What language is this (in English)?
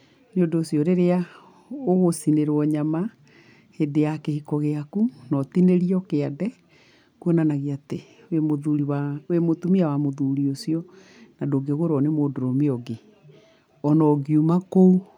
Kikuyu